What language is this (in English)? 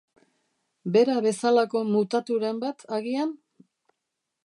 Basque